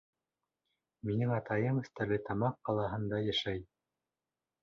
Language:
Bashkir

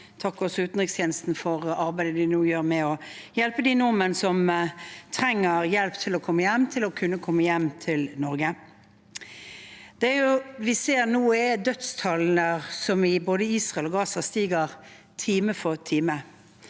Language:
Norwegian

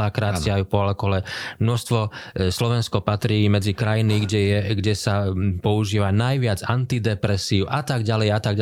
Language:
Slovak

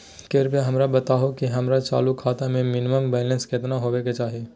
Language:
Magahi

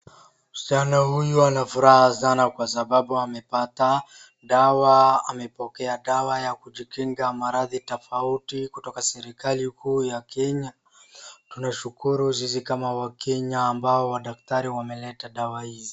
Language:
Swahili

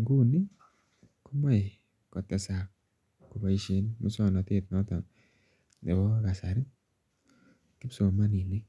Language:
Kalenjin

